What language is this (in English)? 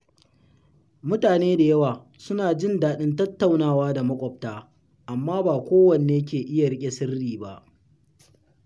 Hausa